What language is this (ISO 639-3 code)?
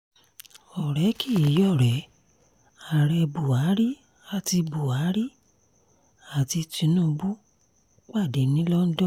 yor